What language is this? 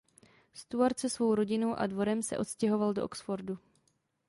Czech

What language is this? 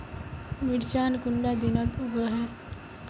Magahi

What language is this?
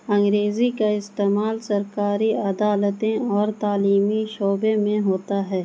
Urdu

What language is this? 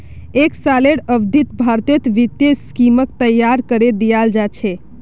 Magahi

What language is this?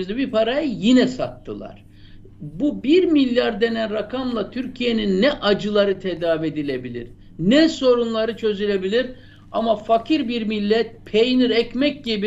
Turkish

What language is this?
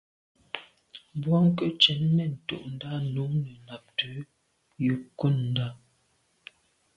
Medumba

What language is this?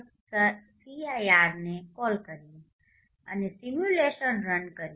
Gujarati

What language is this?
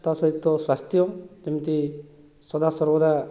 Odia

